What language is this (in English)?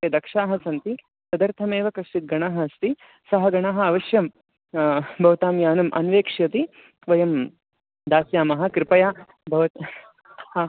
Sanskrit